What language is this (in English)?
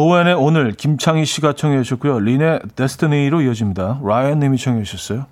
Korean